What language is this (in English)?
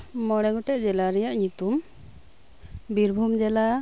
Santali